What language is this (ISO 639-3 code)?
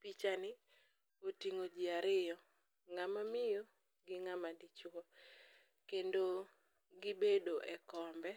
luo